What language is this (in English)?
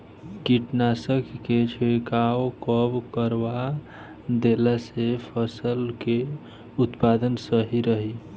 Bhojpuri